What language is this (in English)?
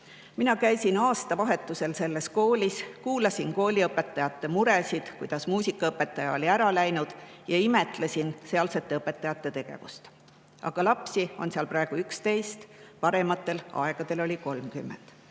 Estonian